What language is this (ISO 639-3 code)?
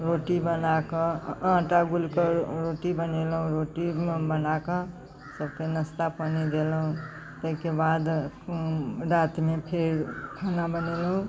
mai